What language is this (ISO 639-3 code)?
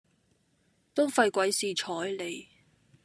yue